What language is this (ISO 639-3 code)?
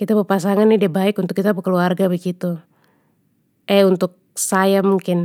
pmy